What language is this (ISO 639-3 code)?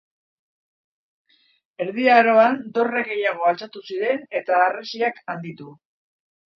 eus